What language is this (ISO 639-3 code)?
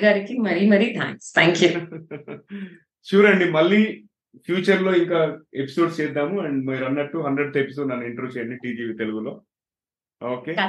tel